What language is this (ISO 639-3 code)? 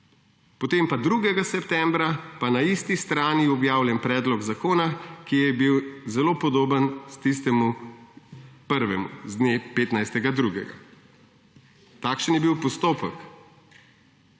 slv